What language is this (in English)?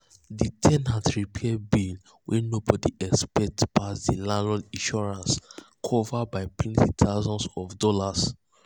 Nigerian Pidgin